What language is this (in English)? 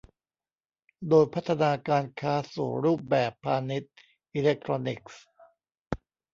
Thai